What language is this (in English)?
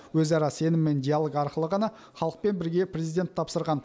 Kazakh